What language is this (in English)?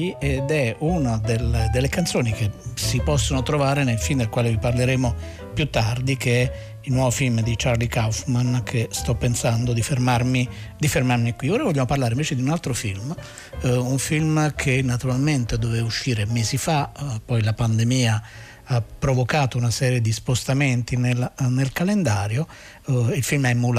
Italian